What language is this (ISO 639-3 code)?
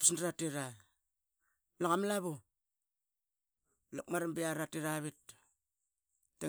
byx